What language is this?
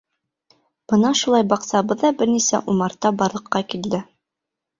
Bashkir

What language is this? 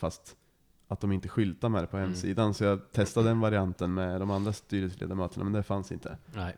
Swedish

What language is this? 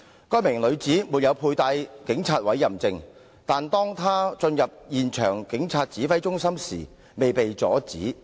Cantonese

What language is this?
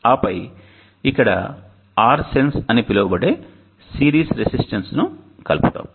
Telugu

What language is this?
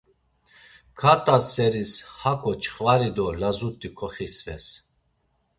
Laz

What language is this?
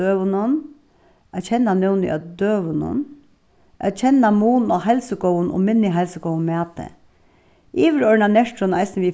Faroese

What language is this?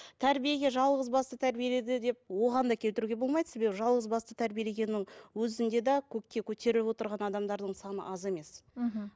Kazakh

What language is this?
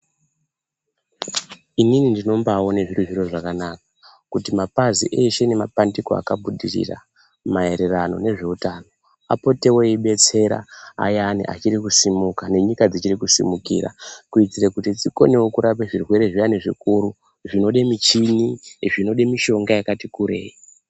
Ndau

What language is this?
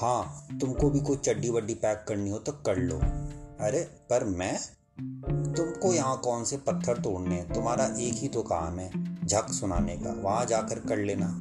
Hindi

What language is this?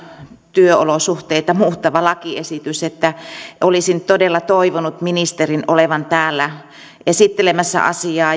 Finnish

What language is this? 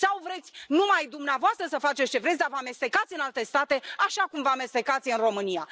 Romanian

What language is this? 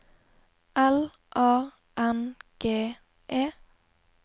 Norwegian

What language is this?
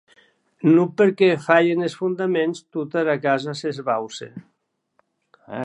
Occitan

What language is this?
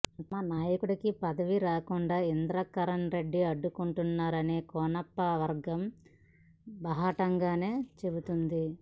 Telugu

